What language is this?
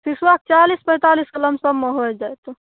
Maithili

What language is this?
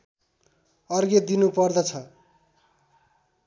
Nepali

